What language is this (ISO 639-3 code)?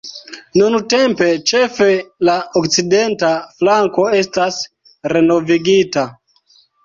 epo